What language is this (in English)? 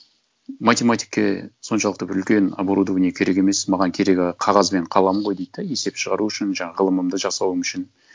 Kazakh